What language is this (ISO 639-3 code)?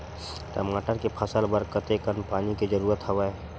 hne